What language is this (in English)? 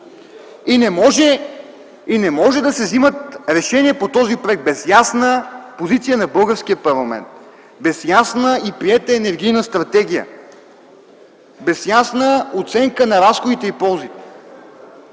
Bulgarian